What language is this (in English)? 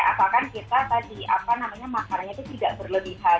Indonesian